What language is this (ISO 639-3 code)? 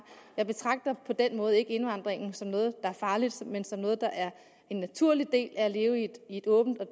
dan